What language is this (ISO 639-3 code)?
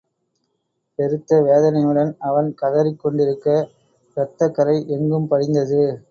tam